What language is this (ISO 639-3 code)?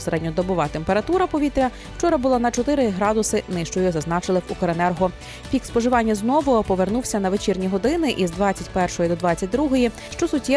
ukr